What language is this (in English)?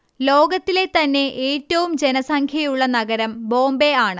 Malayalam